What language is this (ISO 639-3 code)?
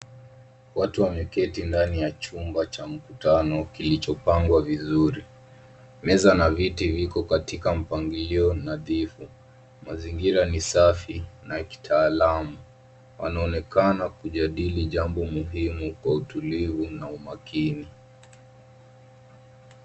swa